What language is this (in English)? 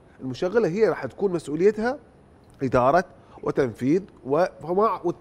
Arabic